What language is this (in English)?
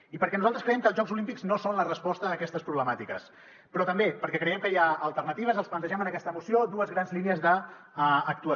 Catalan